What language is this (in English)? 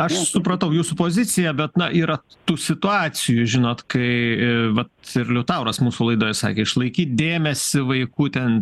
Lithuanian